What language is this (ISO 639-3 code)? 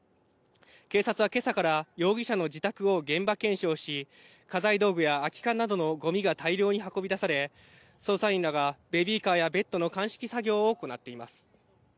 jpn